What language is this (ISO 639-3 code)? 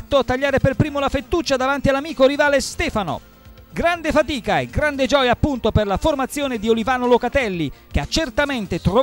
ita